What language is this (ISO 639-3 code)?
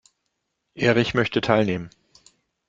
deu